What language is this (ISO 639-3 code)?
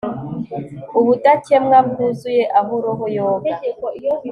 kin